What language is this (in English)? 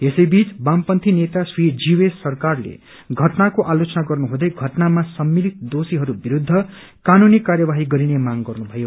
Nepali